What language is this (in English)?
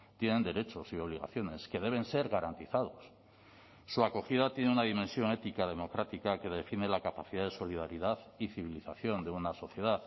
Spanish